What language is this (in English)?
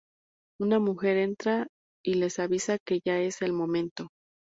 Spanish